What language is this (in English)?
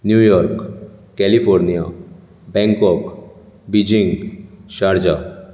Konkani